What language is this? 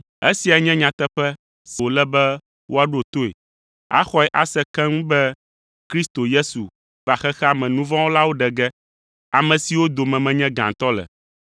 Ewe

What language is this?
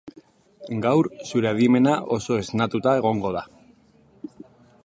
Basque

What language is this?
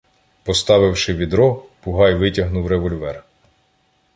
Ukrainian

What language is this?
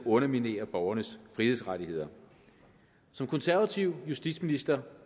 Danish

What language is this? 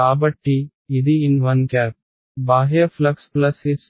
Telugu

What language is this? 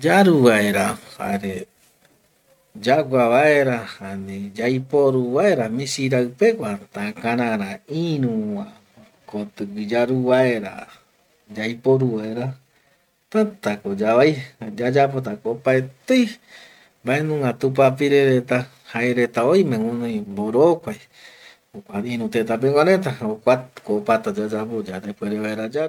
Eastern Bolivian Guaraní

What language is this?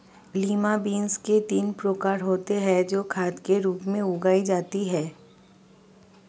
Hindi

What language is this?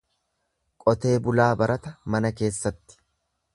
Oromo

